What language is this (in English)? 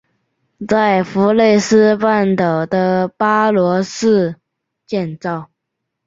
Chinese